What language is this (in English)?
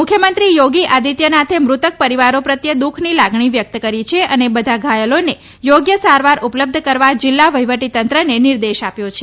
Gujarati